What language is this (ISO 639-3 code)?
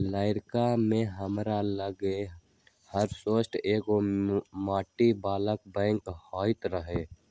mag